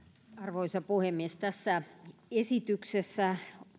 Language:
Finnish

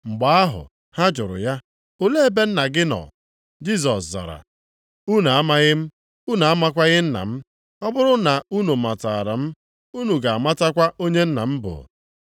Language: Igbo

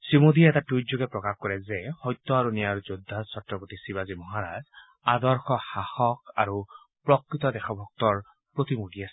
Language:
Assamese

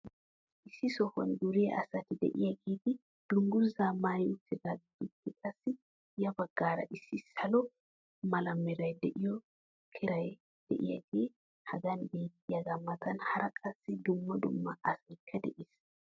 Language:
Wolaytta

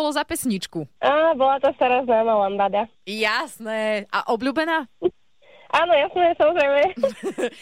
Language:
Slovak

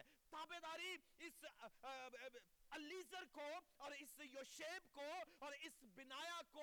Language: Urdu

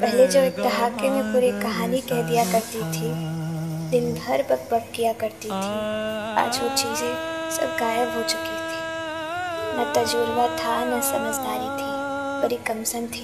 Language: Hindi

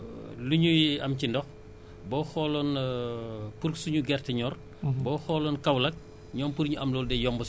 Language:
Wolof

